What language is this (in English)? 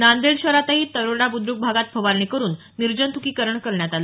Marathi